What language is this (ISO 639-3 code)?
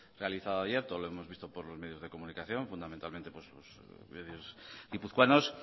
spa